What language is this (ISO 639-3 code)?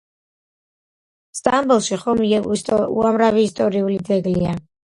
kat